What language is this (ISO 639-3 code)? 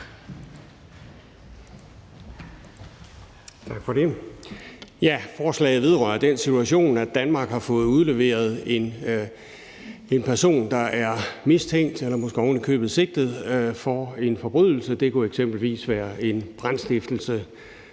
dan